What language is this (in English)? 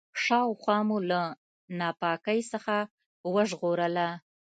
Pashto